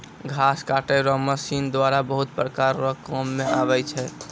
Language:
Maithili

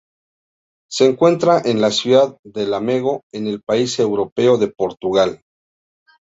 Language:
Spanish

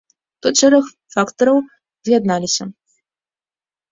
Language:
Belarusian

